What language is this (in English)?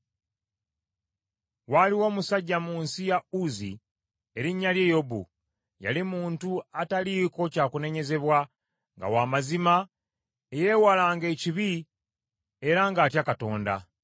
Ganda